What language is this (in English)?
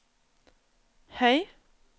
Norwegian